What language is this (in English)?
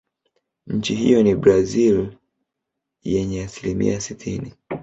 Swahili